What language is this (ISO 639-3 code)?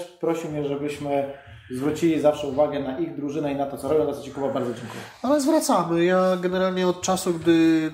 pol